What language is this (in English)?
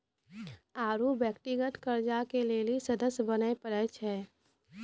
Maithili